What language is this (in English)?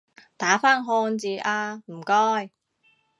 Cantonese